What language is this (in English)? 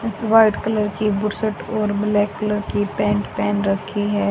Hindi